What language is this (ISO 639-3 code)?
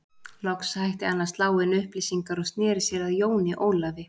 isl